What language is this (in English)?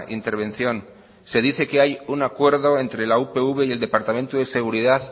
Spanish